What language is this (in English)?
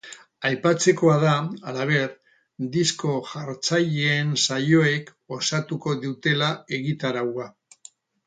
Basque